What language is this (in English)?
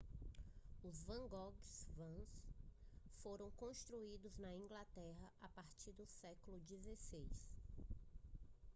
Portuguese